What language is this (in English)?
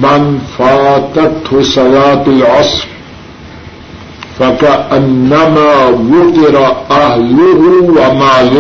Urdu